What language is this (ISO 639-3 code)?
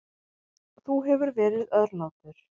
isl